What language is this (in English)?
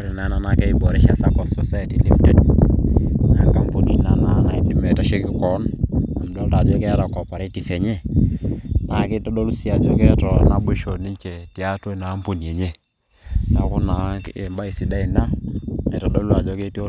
Masai